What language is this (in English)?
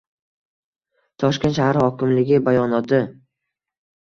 Uzbek